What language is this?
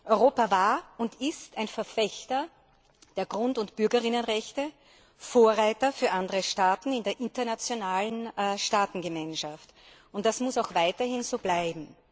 German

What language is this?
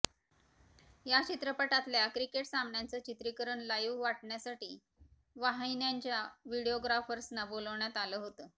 Marathi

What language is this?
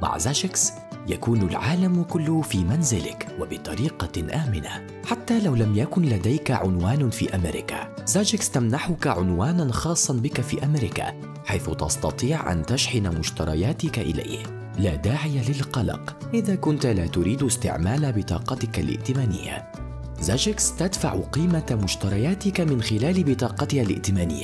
Arabic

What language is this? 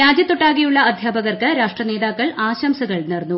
Malayalam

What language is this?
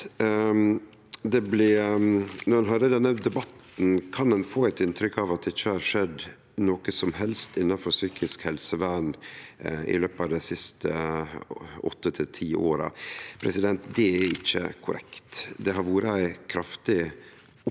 Norwegian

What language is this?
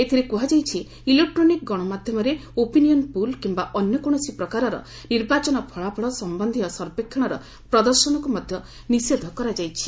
Odia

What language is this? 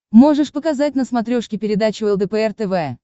Russian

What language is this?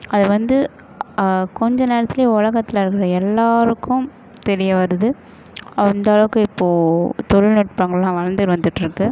Tamil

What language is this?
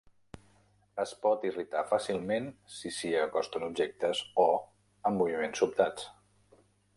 Catalan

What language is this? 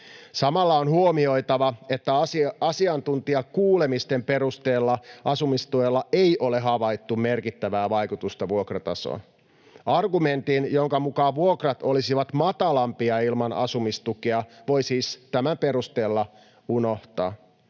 Finnish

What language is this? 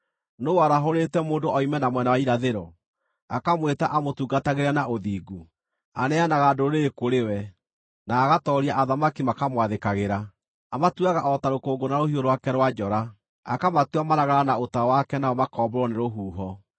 Kikuyu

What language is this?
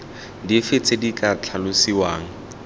Tswana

